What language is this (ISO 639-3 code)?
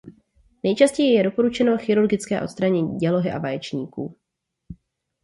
ces